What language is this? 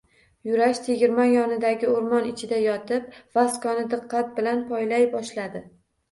Uzbek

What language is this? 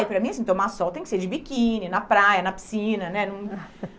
Portuguese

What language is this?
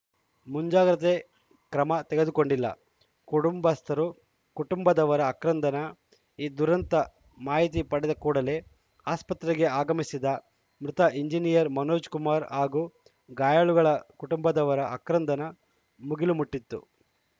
Kannada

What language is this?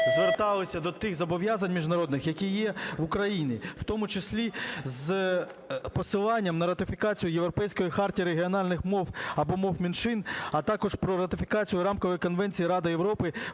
Ukrainian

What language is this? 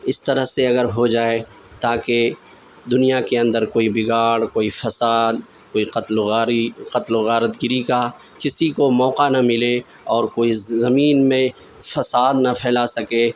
Urdu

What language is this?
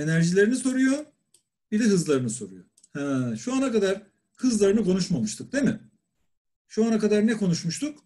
Turkish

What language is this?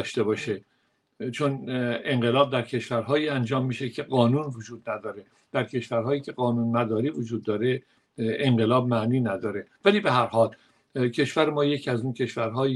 Persian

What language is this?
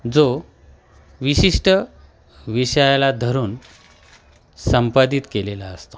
Marathi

